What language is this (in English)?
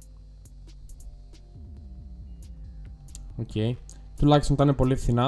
Greek